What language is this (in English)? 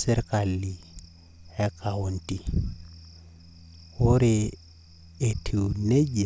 Masai